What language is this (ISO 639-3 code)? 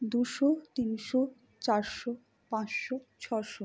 ben